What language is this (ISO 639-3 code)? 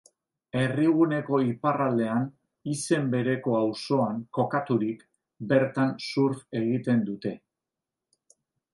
eus